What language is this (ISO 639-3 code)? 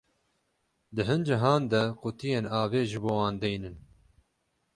kur